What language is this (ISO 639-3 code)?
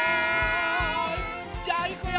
jpn